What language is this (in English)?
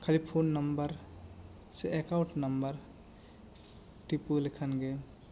Santali